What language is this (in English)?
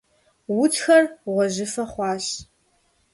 Kabardian